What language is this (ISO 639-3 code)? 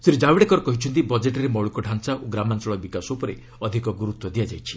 ori